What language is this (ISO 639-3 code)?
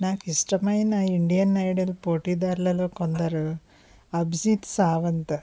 tel